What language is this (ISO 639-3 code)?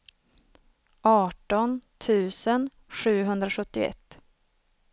swe